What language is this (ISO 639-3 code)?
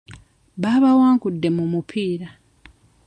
lug